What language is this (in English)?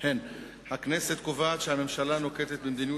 Hebrew